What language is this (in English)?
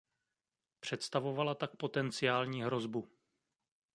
Czech